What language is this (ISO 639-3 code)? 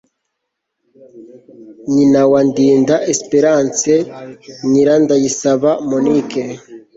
kin